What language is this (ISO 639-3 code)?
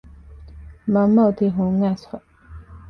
div